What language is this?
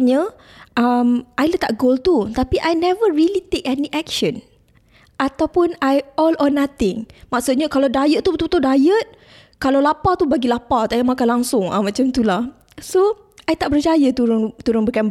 Malay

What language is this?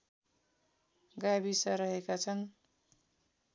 Nepali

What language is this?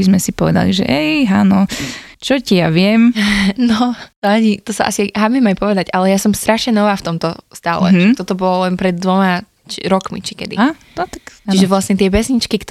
Slovak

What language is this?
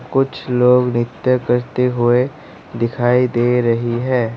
Hindi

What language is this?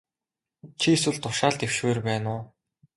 Mongolian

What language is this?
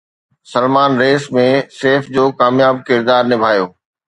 Sindhi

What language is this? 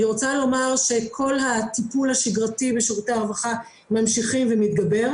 Hebrew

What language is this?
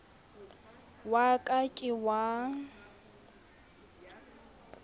Southern Sotho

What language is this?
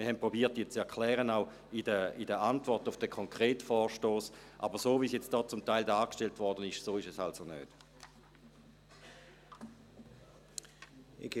Swiss German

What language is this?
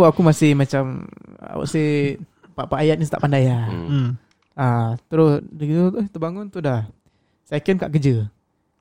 Malay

